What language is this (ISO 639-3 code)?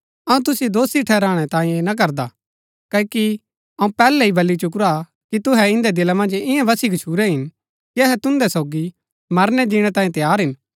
gbk